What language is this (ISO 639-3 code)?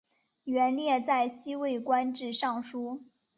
zho